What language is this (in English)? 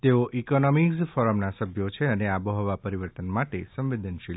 Gujarati